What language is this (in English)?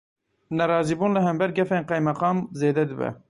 Kurdish